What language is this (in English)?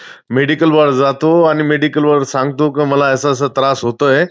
Marathi